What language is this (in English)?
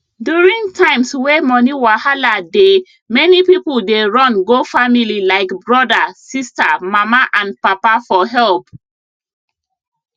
Nigerian Pidgin